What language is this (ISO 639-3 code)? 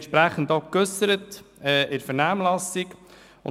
gsw